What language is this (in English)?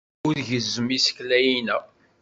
Kabyle